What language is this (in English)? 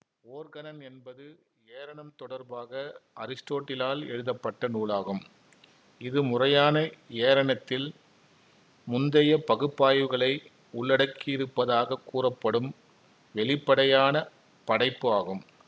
Tamil